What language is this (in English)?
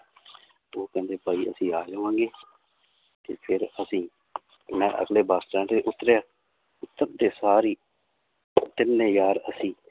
Punjabi